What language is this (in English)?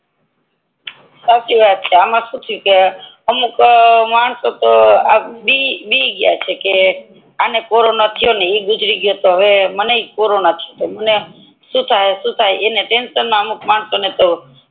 Gujarati